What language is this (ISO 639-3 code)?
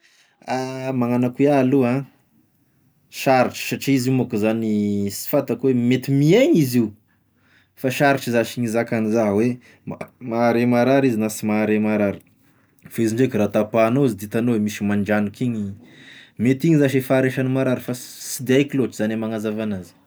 tkg